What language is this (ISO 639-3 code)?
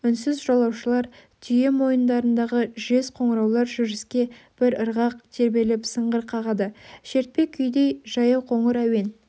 kaz